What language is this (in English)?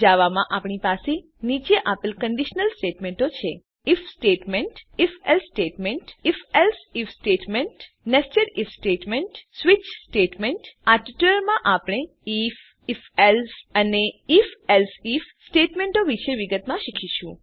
Gujarati